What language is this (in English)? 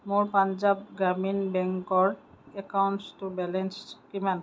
Assamese